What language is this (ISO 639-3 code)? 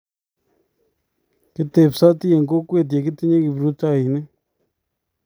kln